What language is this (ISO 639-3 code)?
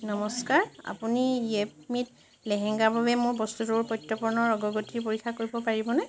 asm